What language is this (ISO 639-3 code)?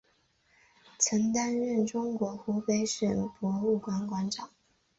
zho